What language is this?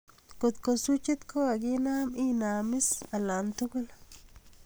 Kalenjin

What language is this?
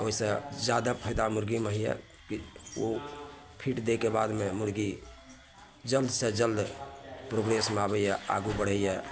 Maithili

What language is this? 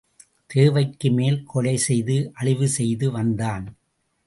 Tamil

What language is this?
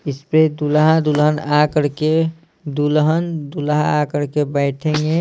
Hindi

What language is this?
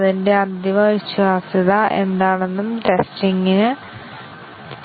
Malayalam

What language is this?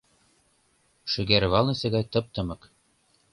Mari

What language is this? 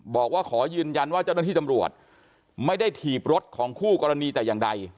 Thai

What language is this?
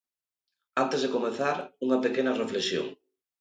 Galician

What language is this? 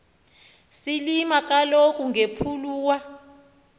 Xhosa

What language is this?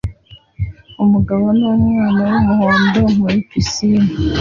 Kinyarwanda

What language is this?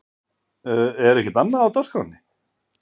Icelandic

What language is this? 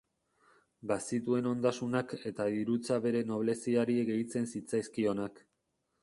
Basque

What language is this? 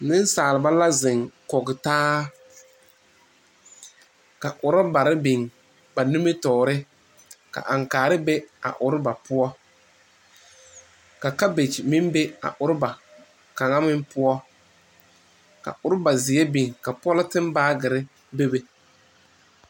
Southern Dagaare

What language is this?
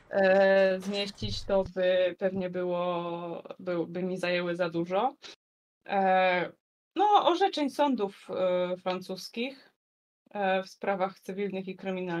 Polish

